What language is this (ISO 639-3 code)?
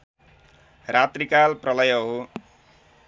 nep